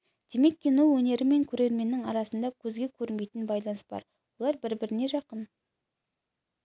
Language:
Kazakh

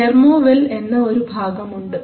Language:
Malayalam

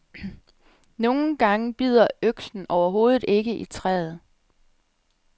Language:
Danish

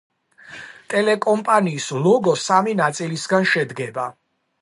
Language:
Georgian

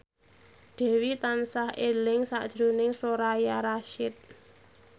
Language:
Javanese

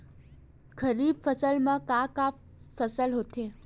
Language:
Chhattisgarhi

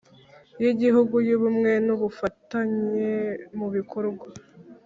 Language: Kinyarwanda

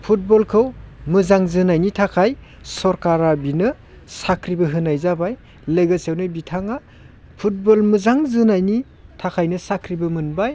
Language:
Bodo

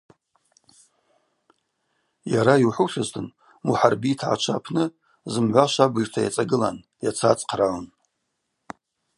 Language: Abaza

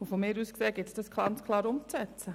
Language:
Swiss German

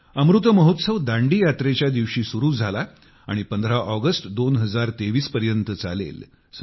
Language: Marathi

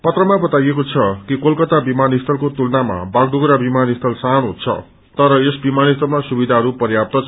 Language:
Nepali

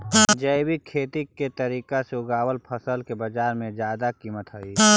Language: Magahi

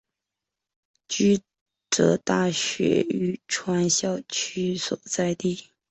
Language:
Chinese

